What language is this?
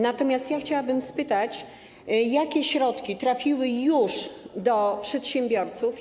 Polish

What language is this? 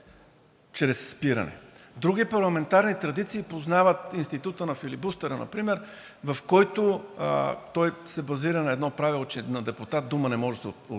Bulgarian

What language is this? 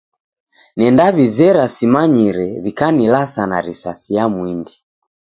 Taita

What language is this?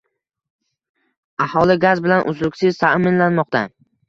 Uzbek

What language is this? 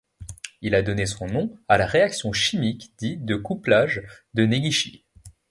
French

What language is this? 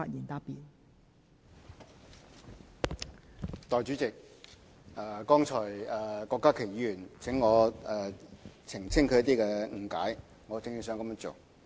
Cantonese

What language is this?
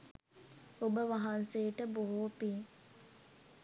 Sinhala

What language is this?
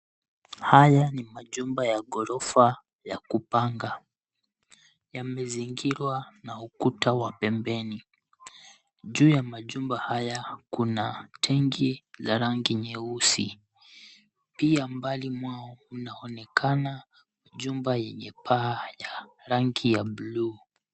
Swahili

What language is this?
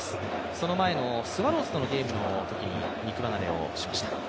Japanese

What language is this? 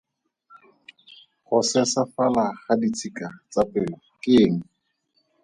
Tswana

